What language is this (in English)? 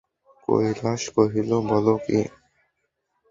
Bangla